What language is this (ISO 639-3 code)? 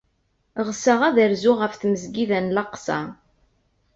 kab